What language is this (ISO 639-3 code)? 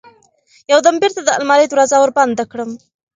pus